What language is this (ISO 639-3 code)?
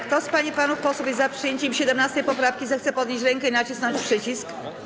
pol